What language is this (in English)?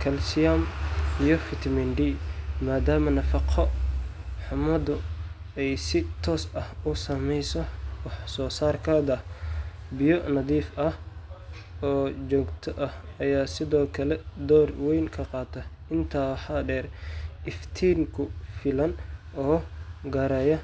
Somali